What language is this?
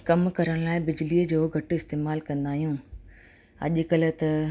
Sindhi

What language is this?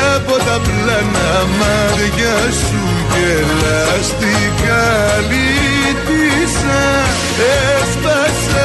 Greek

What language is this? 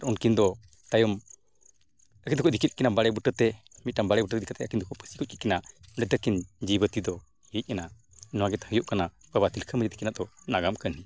Santali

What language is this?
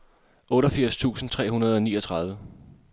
Danish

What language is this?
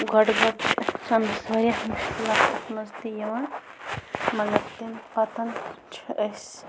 Kashmiri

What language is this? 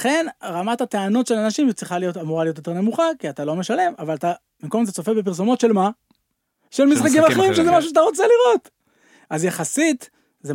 Hebrew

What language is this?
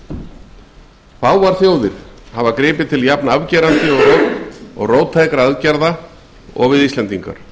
Icelandic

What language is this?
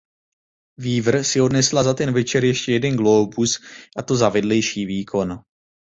Czech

